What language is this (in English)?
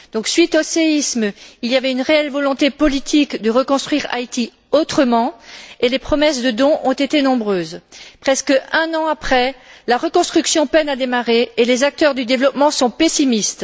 French